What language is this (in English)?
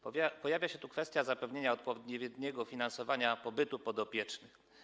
Polish